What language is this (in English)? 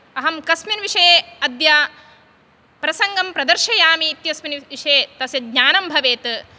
Sanskrit